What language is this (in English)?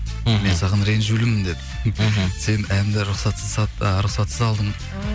Kazakh